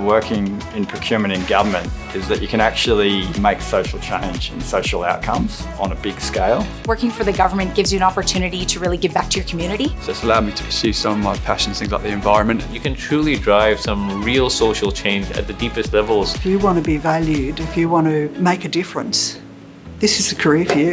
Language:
English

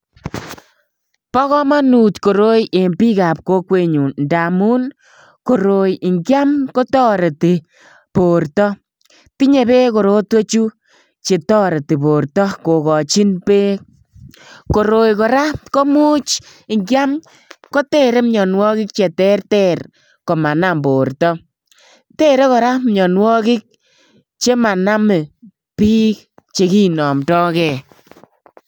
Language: Kalenjin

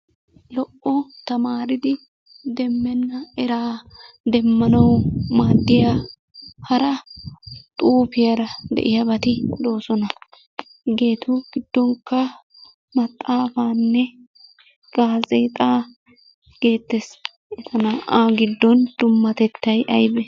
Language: Wolaytta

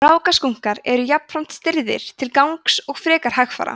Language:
Icelandic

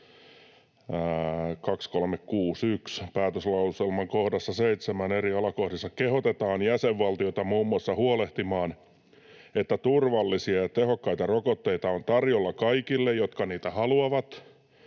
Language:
Finnish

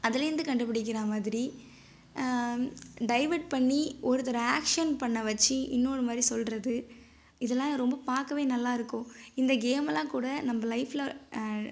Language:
Tamil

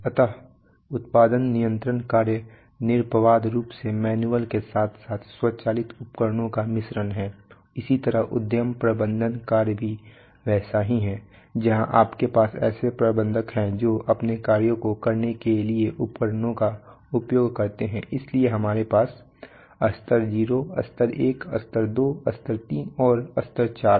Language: Hindi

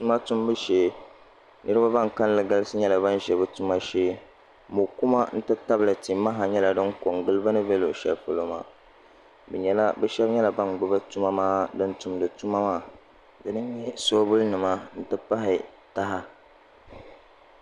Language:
Dagbani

